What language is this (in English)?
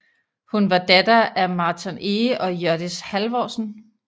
Danish